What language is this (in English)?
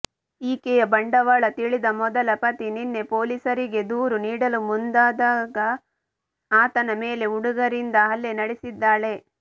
Kannada